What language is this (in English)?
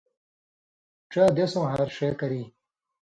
Indus Kohistani